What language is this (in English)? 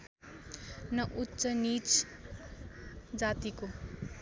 Nepali